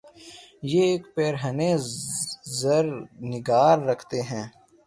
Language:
Urdu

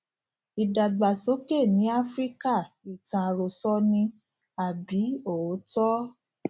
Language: Yoruba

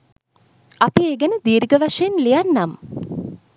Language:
Sinhala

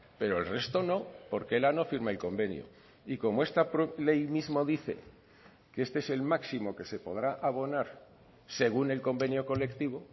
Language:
Spanish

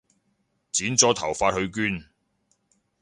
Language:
Cantonese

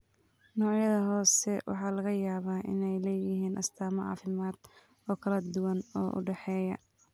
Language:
Somali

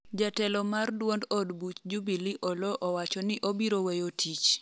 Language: Luo (Kenya and Tanzania)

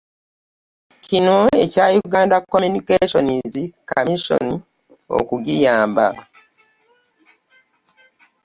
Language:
Ganda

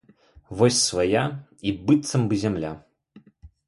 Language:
Belarusian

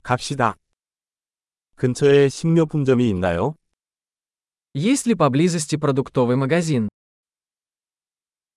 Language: Korean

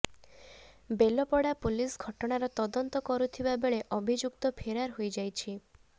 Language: Odia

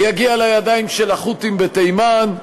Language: Hebrew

